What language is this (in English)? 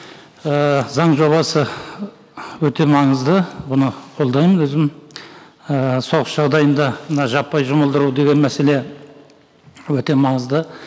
Kazakh